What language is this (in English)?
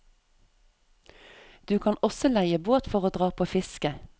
Norwegian